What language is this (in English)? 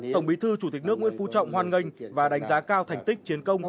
Vietnamese